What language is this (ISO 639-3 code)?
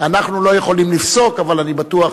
heb